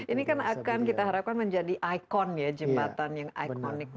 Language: Indonesian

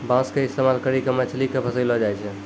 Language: Maithili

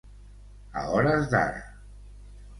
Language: Catalan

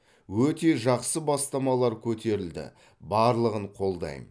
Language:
Kazakh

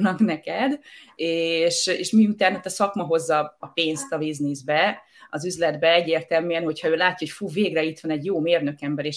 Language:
Hungarian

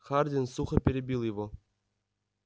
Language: Russian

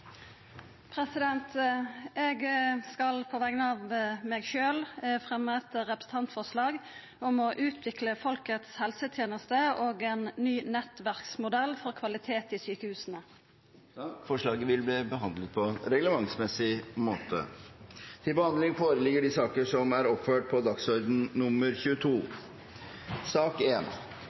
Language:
Norwegian Nynorsk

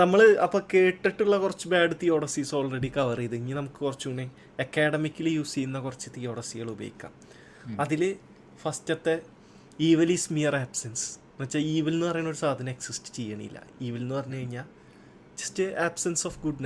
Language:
Malayalam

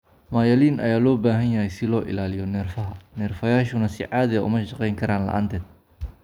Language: Somali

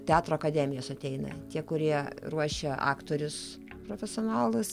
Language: Lithuanian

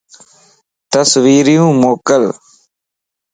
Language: Lasi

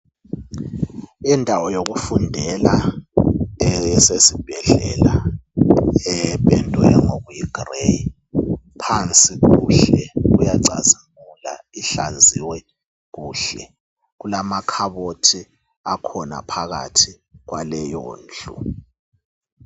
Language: North Ndebele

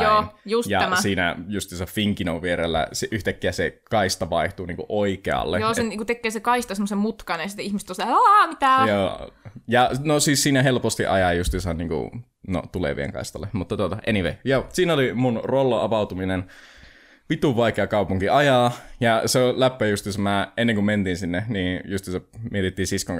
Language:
Finnish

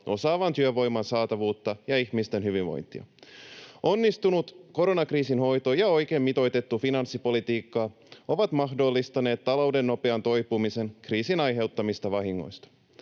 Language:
Finnish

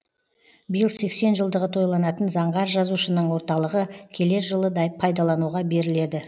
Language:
Kazakh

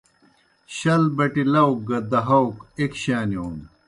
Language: Kohistani Shina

